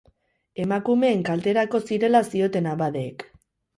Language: Basque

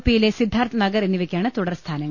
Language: Malayalam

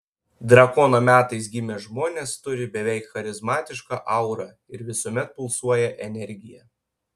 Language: Lithuanian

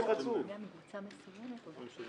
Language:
Hebrew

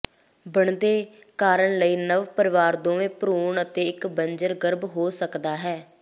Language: Punjabi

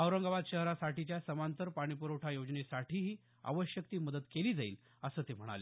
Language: Marathi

